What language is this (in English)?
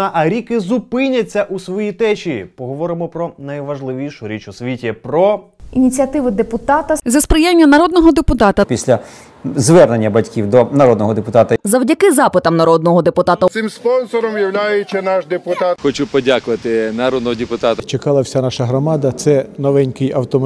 Ukrainian